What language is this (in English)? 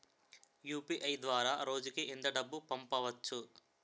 Telugu